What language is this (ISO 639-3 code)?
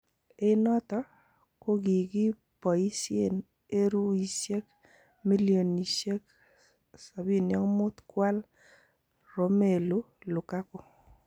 kln